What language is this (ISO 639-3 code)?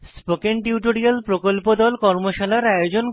ben